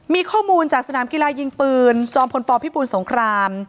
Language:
Thai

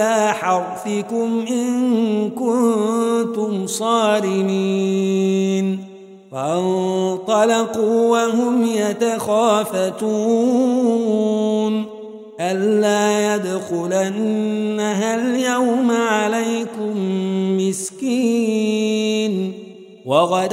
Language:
Arabic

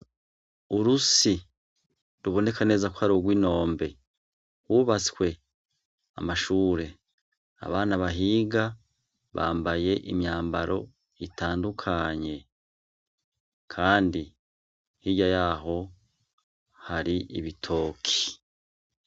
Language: Rundi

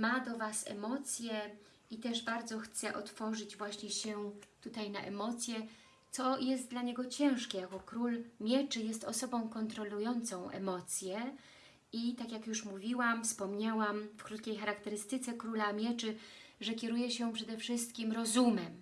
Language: Polish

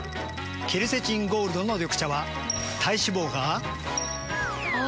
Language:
Japanese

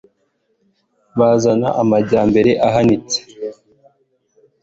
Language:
Kinyarwanda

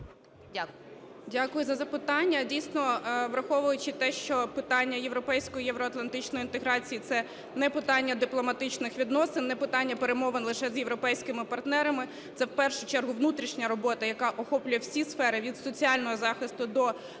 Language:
Ukrainian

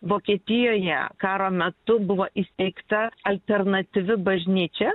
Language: Lithuanian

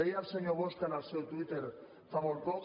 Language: Catalan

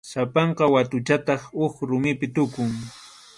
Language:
Arequipa-La Unión Quechua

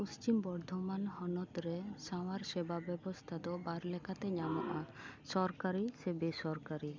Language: Santali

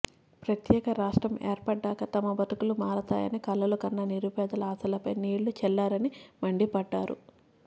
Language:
Telugu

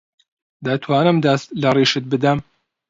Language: Central Kurdish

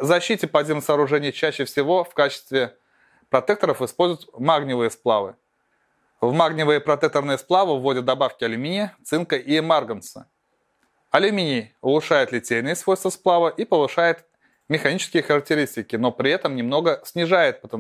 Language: Russian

